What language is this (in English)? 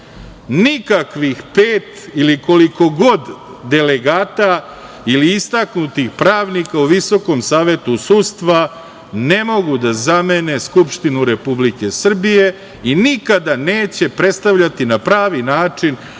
Serbian